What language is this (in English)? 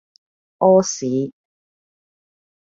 Cantonese